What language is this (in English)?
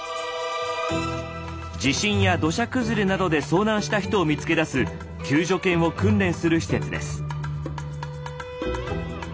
Japanese